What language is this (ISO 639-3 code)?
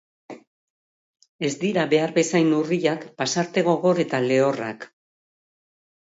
eus